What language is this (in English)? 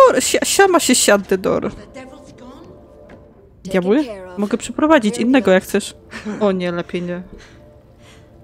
Polish